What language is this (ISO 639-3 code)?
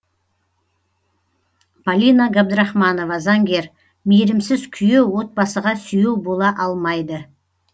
kaz